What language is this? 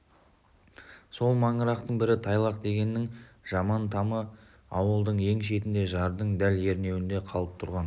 Kazakh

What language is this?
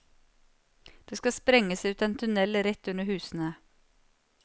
Norwegian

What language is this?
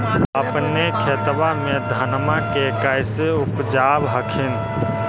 Magahi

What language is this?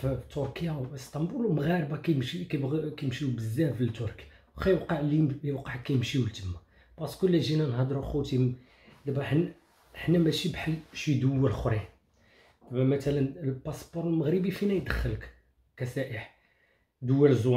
Arabic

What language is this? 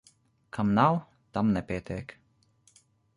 Latvian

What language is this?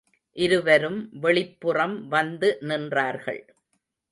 Tamil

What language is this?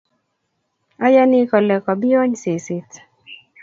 Kalenjin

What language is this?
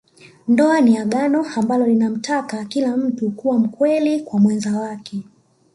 Swahili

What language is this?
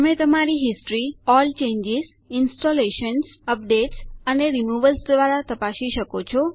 Gujarati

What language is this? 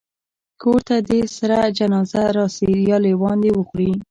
Pashto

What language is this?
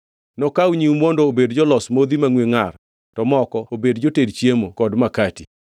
Luo (Kenya and Tanzania)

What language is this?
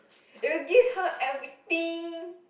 English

